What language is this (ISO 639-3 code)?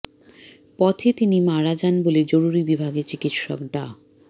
ben